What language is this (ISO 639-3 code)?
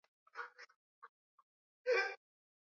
swa